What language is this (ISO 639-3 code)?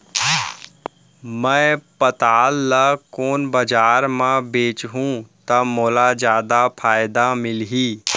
hne